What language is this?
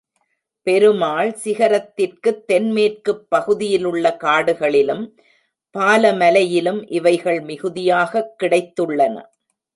Tamil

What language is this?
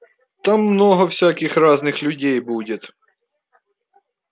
Russian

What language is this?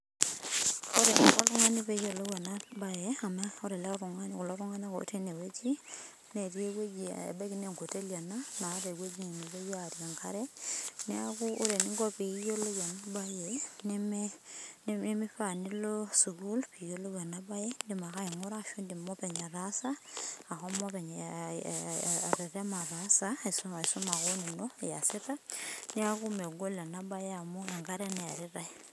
Masai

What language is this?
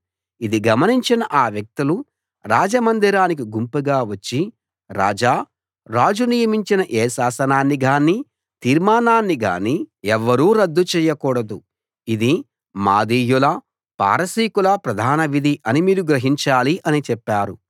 Telugu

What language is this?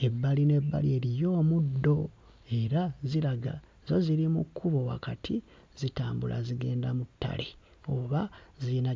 Ganda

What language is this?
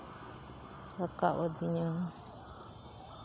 Santali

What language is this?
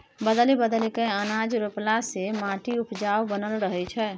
Maithili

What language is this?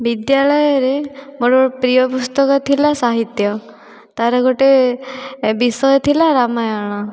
Odia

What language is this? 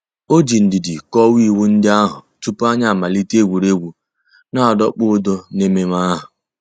Igbo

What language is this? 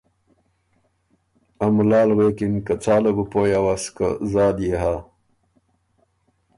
Ormuri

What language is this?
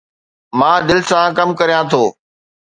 Sindhi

